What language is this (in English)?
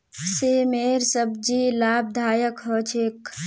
Magahi